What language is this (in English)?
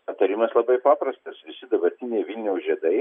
Lithuanian